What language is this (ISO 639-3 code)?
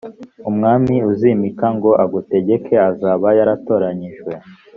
kin